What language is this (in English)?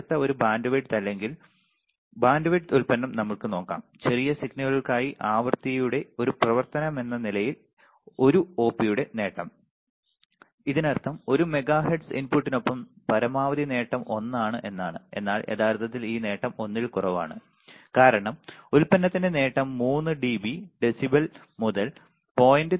Malayalam